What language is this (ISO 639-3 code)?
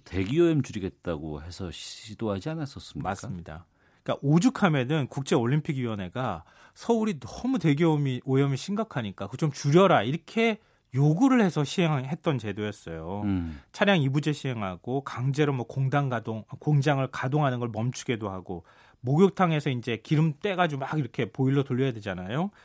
kor